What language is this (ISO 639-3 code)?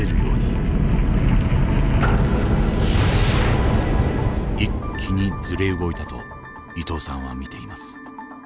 jpn